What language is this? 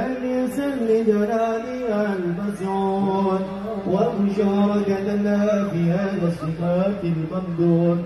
Arabic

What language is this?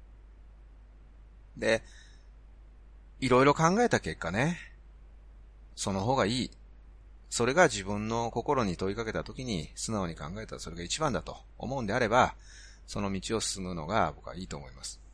Japanese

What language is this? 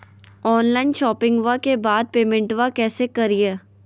Magahi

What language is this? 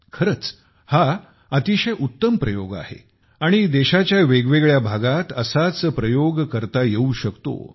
Marathi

